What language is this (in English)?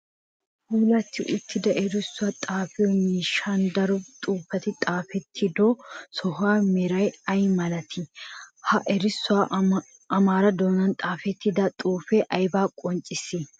Wolaytta